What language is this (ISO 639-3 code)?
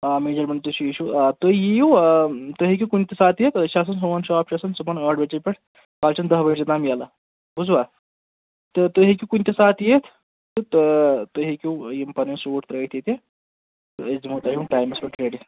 kas